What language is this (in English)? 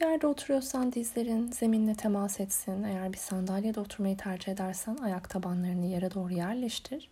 Turkish